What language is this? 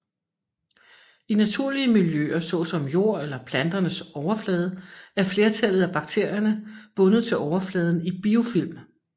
Danish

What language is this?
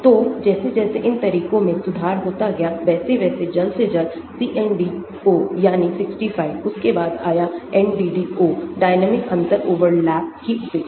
Hindi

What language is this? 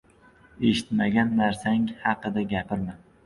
Uzbek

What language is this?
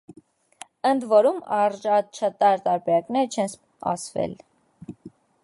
Armenian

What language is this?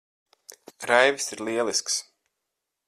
Latvian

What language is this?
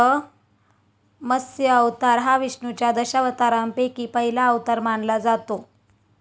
Marathi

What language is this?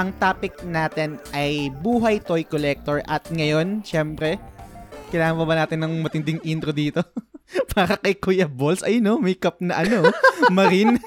Filipino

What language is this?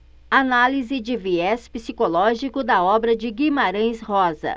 Portuguese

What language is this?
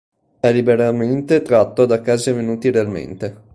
Italian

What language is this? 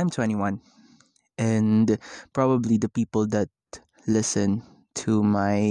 Filipino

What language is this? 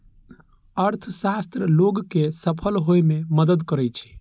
Maithili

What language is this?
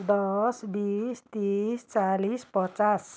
Nepali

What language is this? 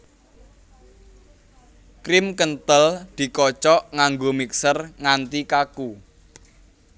Javanese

